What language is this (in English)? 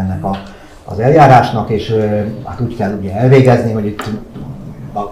Hungarian